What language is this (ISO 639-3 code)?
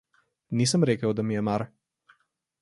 slv